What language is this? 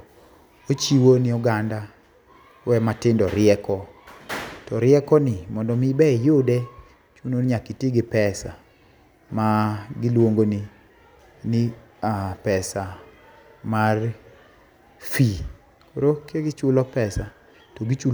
Luo (Kenya and Tanzania)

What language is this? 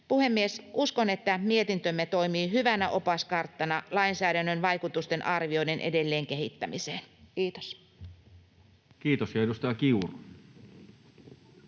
Finnish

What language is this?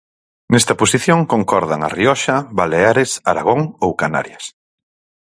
Galician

